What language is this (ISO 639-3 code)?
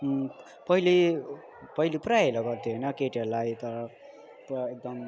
nep